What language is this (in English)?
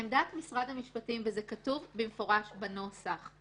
Hebrew